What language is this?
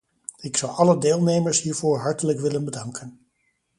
Dutch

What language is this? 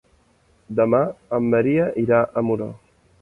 Catalan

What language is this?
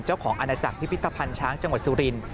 Thai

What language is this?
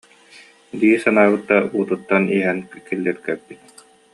Yakut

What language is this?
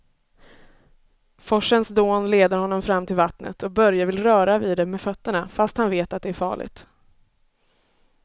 Swedish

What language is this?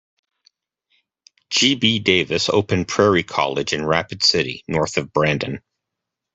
English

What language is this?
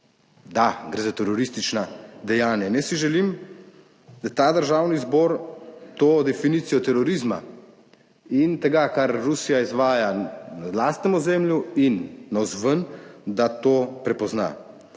Slovenian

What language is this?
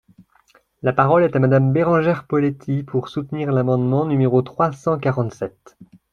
French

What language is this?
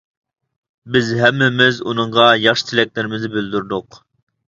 Uyghur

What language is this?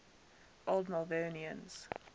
English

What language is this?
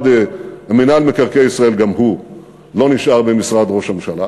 Hebrew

